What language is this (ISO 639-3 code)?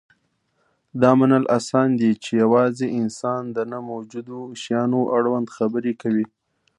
pus